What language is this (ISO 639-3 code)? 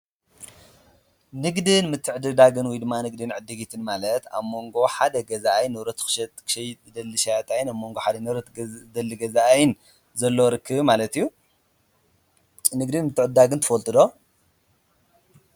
tir